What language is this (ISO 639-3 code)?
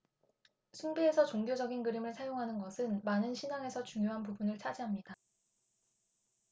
kor